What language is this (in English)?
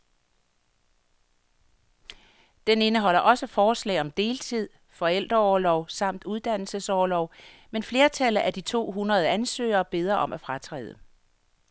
Danish